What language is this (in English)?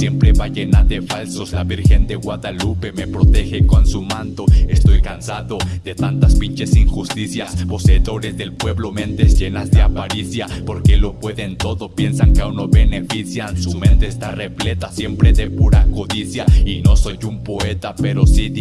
Spanish